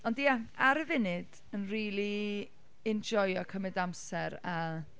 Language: Welsh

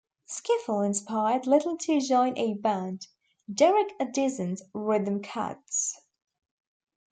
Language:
English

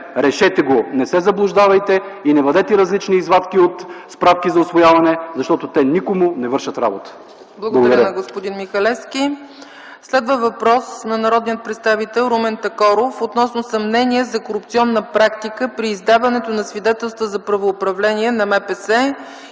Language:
Bulgarian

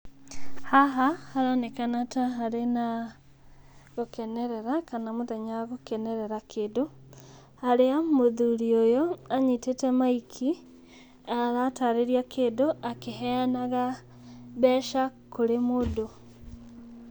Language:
Kikuyu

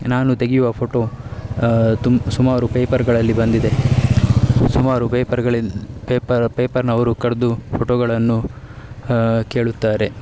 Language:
Kannada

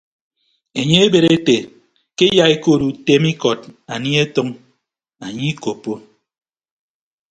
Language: Ibibio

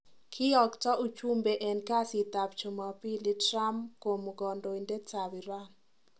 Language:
Kalenjin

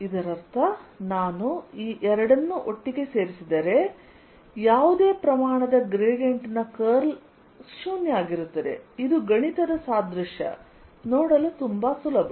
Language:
Kannada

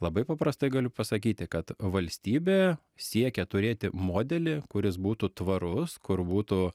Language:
Lithuanian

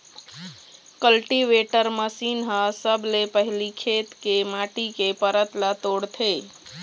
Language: Chhattisgarhi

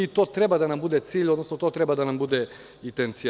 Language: Serbian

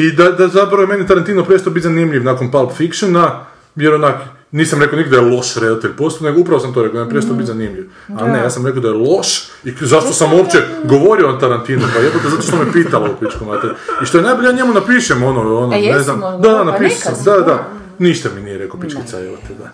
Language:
Croatian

